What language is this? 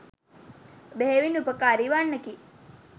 Sinhala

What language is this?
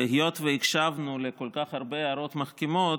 Hebrew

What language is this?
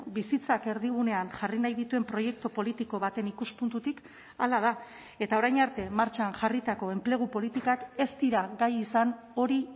Basque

